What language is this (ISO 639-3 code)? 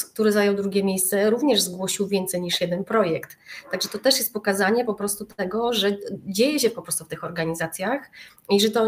pol